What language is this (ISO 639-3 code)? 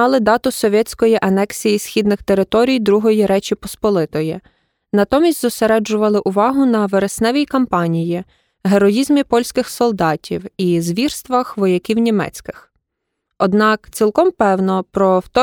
ukr